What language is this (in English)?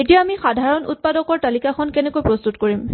Assamese